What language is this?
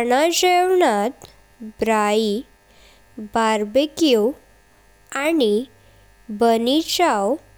Konkani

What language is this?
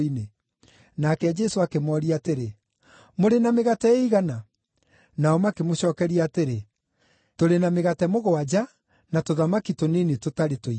Kikuyu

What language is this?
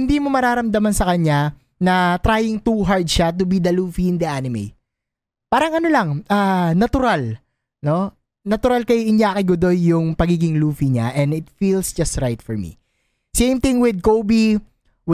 Filipino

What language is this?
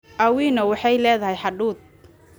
Somali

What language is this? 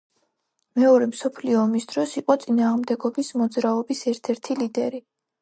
Georgian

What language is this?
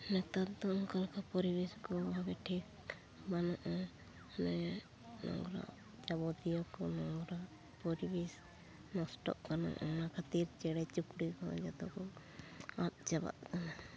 Santali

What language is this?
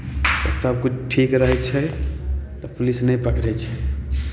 Maithili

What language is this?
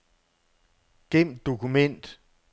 Danish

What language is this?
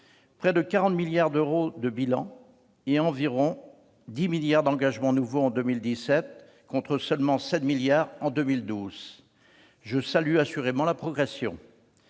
French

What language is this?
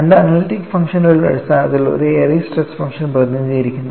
Malayalam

